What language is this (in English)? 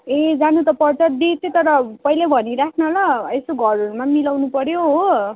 Nepali